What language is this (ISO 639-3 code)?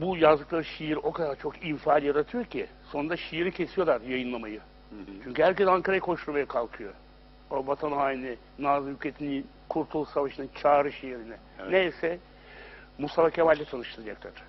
tur